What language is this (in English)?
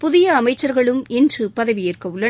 Tamil